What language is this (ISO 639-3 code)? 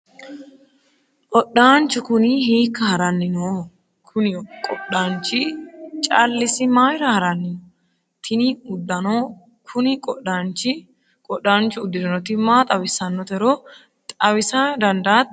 sid